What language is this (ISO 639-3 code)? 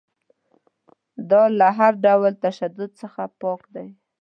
pus